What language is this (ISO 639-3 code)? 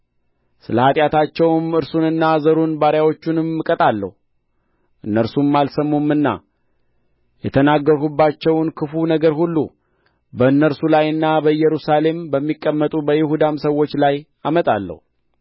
amh